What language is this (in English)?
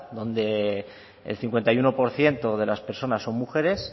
Spanish